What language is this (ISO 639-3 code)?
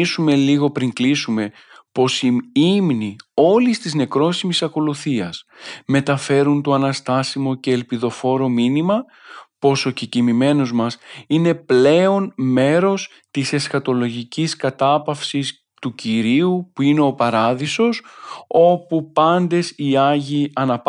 ell